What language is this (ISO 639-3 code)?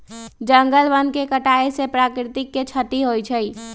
mag